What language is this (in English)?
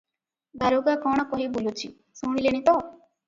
Odia